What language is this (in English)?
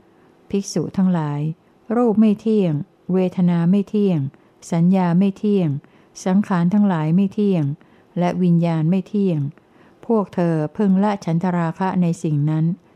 Thai